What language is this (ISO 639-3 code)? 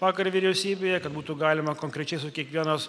lit